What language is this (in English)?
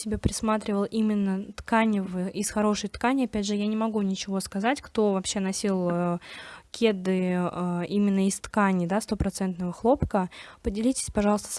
Russian